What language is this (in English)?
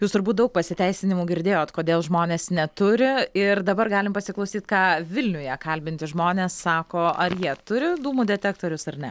Lithuanian